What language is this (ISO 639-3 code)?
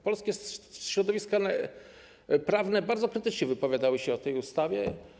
pol